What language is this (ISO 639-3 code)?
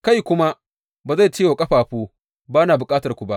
hau